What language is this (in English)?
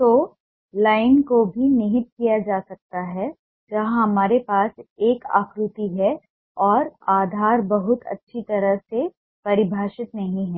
Hindi